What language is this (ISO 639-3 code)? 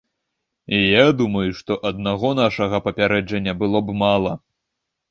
bel